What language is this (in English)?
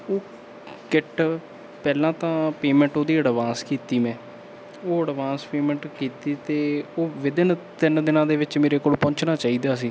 Punjabi